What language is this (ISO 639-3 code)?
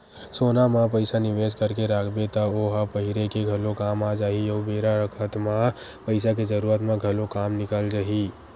hne